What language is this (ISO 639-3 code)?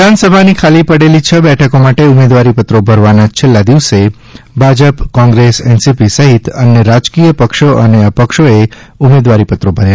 guj